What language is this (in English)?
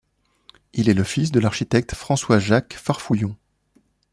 French